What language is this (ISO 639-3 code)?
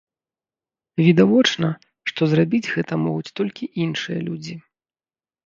bel